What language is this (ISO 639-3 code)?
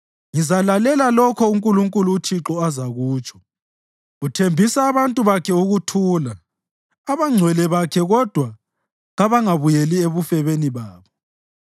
nde